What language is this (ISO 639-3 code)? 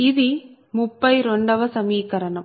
tel